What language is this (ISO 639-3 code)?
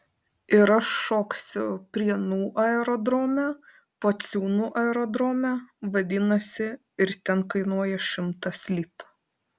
lit